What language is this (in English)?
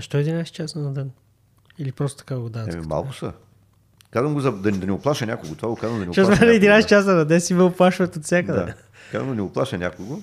Bulgarian